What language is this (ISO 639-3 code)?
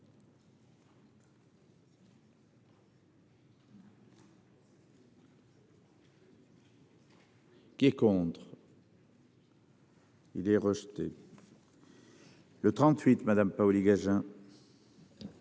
fra